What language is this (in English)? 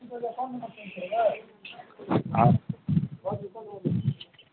Maithili